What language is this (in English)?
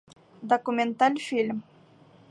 Bashkir